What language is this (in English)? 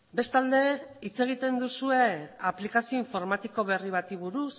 Basque